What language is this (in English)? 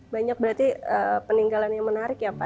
Indonesian